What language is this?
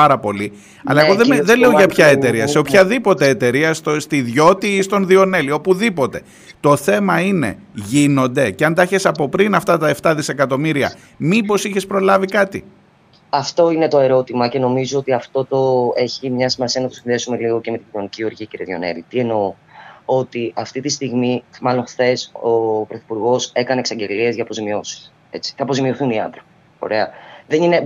Greek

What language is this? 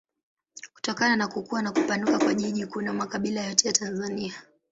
Swahili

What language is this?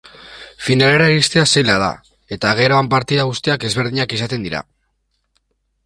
Basque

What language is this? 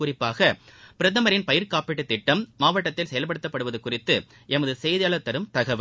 Tamil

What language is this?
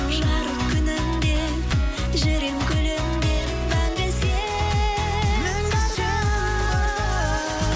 Kazakh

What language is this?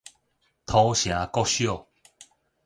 Min Nan Chinese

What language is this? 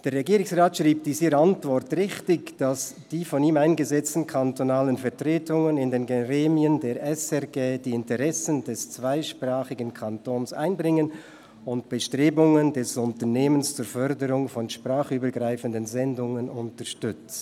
Swiss German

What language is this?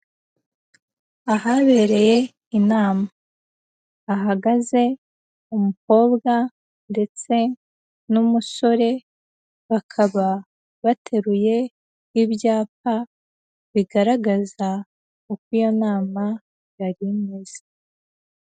Kinyarwanda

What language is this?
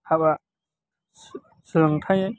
Bodo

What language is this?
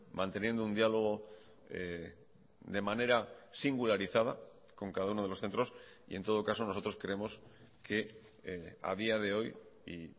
Spanish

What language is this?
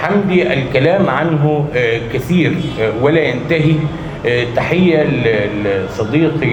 Arabic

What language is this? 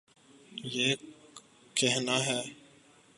Urdu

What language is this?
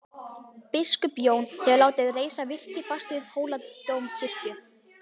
Icelandic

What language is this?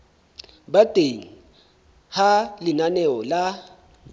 Southern Sotho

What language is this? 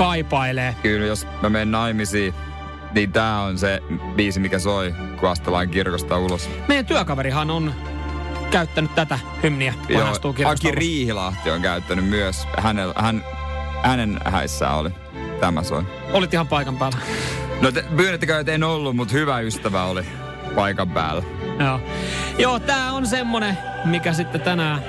Finnish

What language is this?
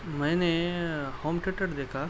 Urdu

